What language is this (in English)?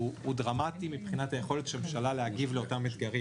Hebrew